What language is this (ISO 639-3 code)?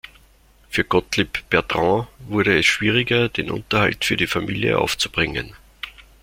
deu